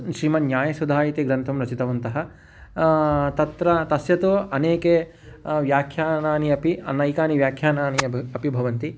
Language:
Sanskrit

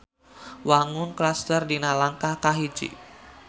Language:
Sundanese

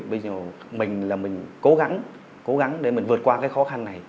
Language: Vietnamese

